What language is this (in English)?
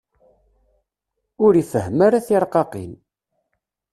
Kabyle